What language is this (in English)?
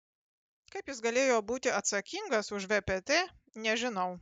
Lithuanian